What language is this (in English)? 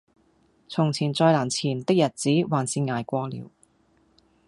Cantonese